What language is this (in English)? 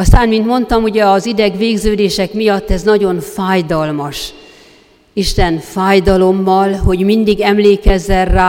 Hungarian